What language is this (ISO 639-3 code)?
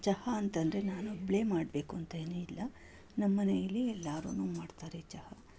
kan